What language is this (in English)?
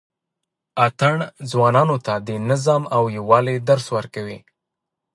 Pashto